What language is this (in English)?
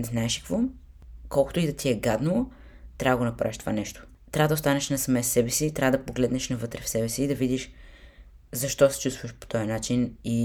Bulgarian